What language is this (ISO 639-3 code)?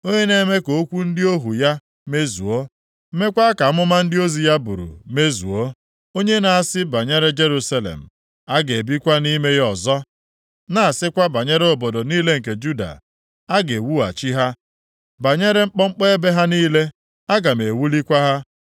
ibo